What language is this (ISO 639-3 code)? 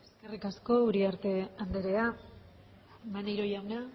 eus